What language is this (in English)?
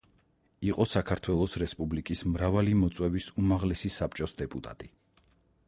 Georgian